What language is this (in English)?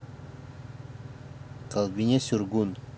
Russian